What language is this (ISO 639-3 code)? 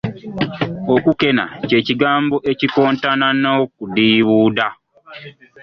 lug